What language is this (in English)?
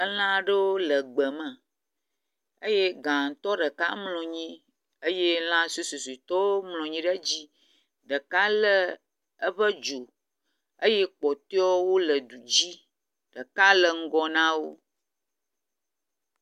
Ewe